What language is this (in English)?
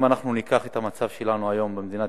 Hebrew